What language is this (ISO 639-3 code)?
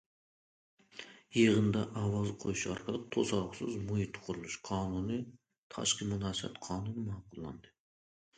uig